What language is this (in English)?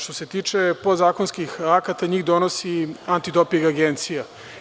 Serbian